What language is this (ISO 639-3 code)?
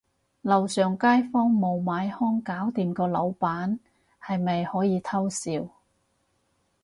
yue